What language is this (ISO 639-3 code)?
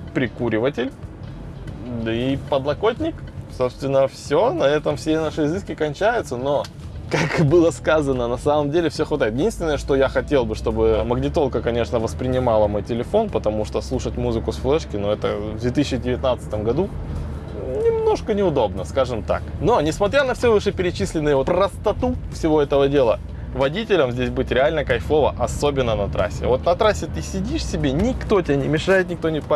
rus